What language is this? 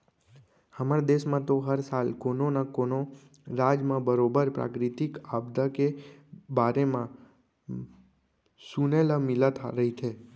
Chhattisgarhi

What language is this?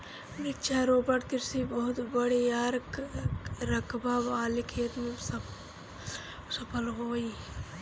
Bhojpuri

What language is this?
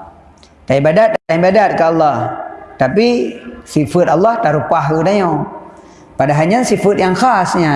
Malay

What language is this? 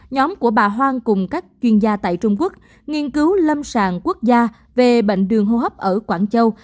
Vietnamese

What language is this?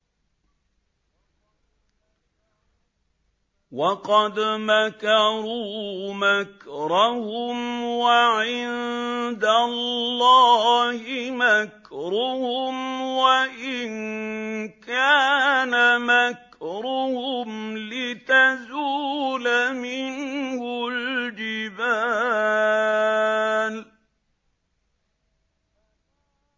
Arabic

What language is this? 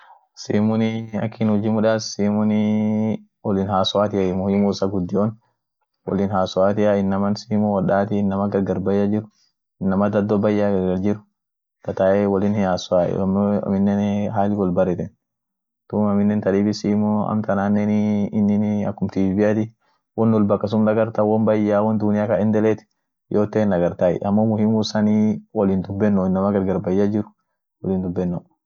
Orma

